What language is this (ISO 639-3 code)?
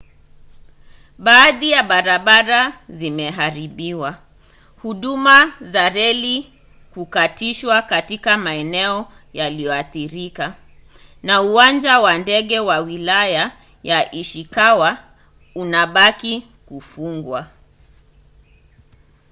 swa